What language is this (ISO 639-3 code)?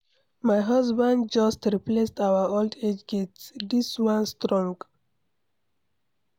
pcm